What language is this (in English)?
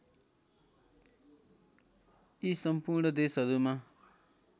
Nepali